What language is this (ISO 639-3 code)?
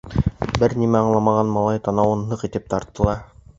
bak